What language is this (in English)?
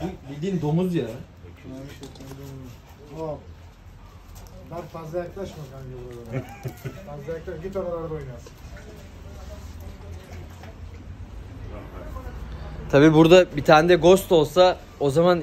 Turkish